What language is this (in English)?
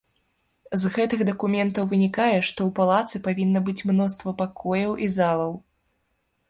Belarusian